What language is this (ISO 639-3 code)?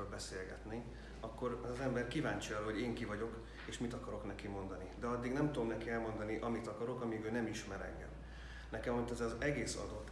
hun